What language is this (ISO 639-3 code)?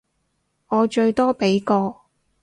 yue